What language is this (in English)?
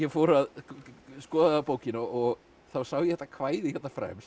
Icelandic